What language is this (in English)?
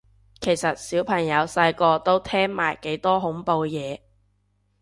Cantonese